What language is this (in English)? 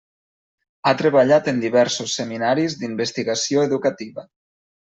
Catalan